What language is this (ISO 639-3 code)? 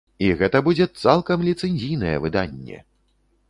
bel